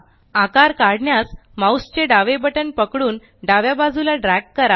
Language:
Marathi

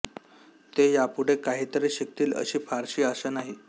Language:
Marathi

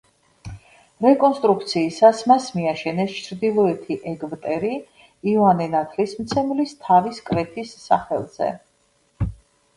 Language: Georgian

